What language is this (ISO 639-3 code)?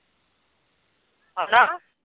pan